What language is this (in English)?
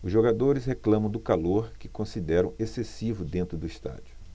Portuguese